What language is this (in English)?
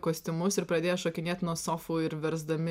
Lithuanian